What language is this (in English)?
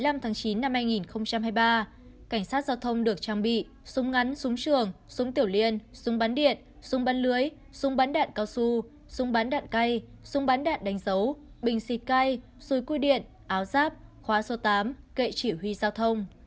Vietnamese